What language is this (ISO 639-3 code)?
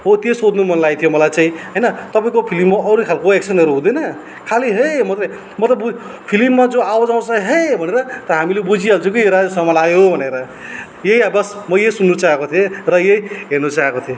nep